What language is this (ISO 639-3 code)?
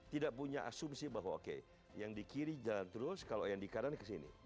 ind